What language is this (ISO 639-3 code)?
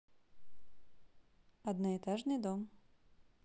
rus